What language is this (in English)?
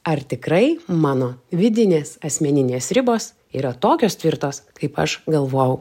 Lithuanian